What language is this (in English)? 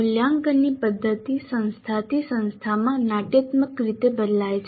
Gujarati